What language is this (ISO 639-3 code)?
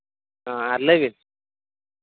sat